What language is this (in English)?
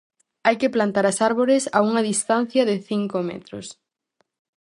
Galician